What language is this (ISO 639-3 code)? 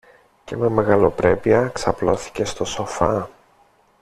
ell